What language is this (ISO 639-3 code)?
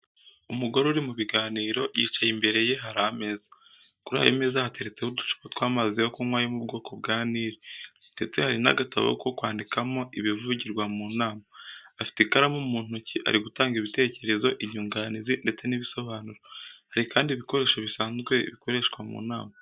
kin